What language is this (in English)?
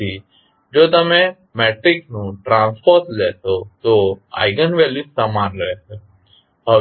Gujarati